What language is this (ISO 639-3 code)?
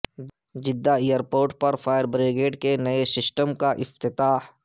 urd